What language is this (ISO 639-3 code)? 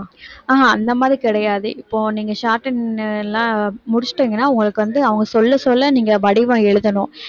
tam